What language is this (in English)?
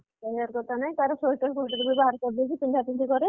Odia